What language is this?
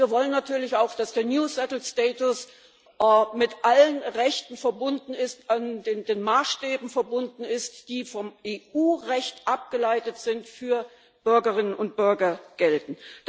German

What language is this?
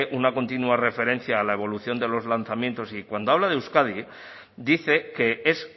Spanish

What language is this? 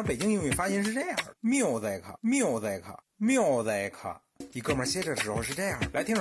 Chinese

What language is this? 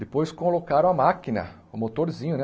Portuguese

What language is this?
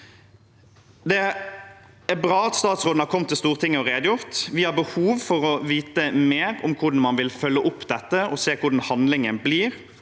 Norwegian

